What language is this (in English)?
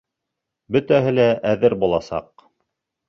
Bashkir